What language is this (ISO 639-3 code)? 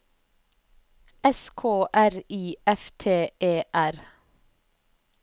nor